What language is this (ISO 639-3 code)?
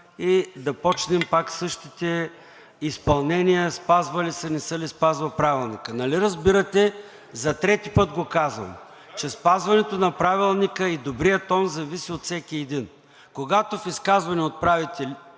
bul